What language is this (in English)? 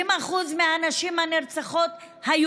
Hebrew